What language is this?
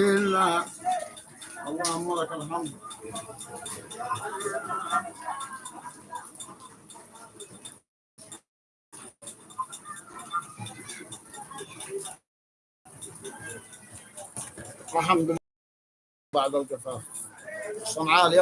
Arabic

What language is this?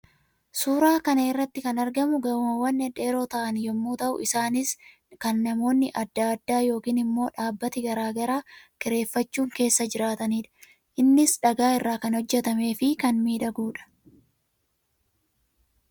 Oromo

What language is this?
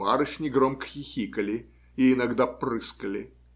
Russian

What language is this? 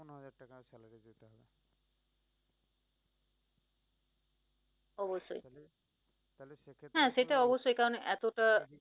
Bangla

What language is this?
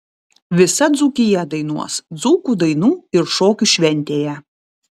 Lithuanian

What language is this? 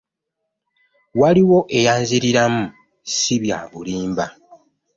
Ganda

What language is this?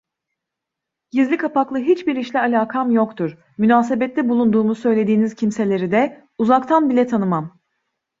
Turkish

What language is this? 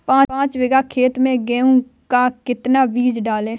Hindi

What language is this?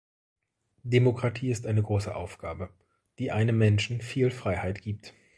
German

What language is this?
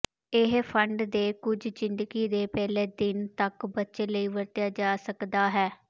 Punjabi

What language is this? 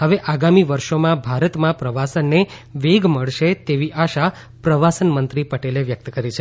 Gujarati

